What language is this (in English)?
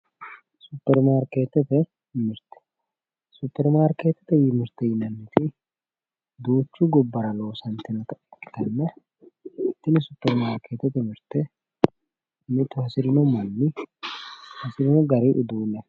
Sidamo